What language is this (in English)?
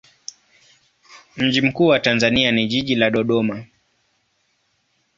Swahili